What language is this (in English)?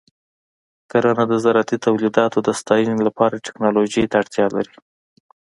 Pashto